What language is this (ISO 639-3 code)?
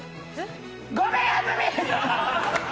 jpn